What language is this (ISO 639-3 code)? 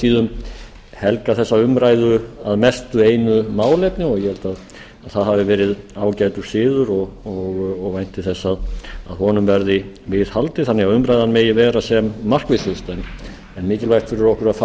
isl